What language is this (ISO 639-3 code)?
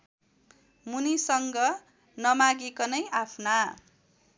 nep